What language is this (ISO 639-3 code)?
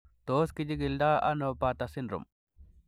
kln